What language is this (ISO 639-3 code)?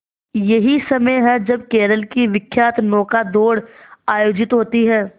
hin